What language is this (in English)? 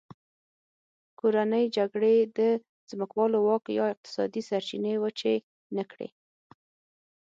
Pashto